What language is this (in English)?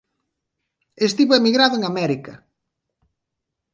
Galician